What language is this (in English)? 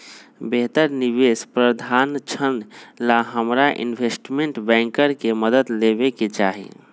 Magahi